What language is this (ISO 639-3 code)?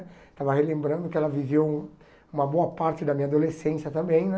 por